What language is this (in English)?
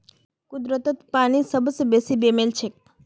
Magahi